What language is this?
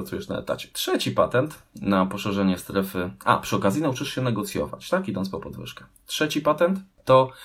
Polish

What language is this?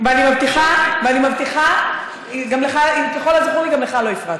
Hebrew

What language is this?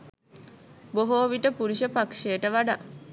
Sinhala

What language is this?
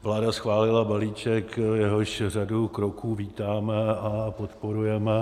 Czech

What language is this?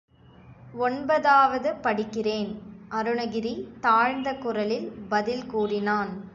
Tamil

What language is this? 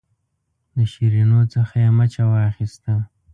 Pashto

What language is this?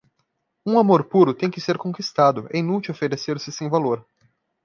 Portuguese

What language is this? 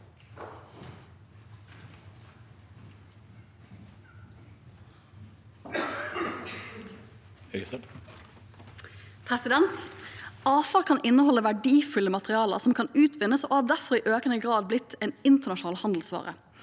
Norwegian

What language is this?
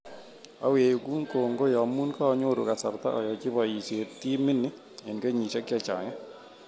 Kalenjin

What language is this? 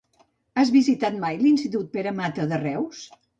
Catalan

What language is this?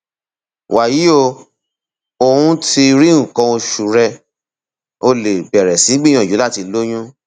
Yoruba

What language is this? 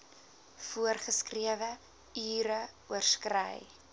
Afrikaans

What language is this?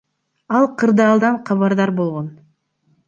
Kyrgyz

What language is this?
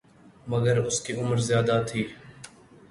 Urdu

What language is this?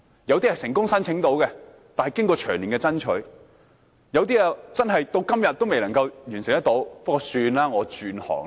Cantonese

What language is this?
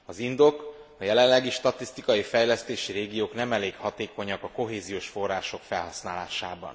Hungarian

